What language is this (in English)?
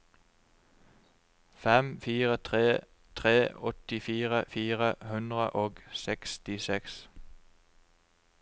Norwegian